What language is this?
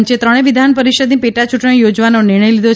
Gujarati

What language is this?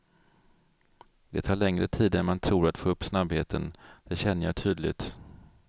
Swedish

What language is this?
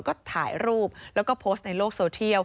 Thai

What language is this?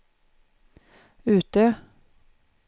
Swedish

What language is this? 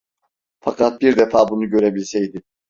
Turkish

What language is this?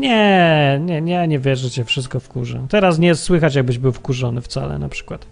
Polish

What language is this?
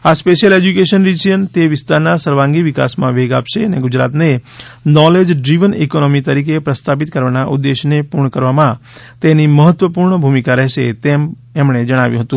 Gujarati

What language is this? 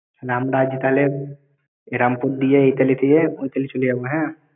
Bangla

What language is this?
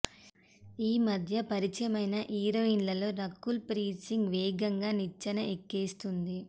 Telugu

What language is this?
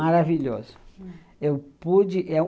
Portuguese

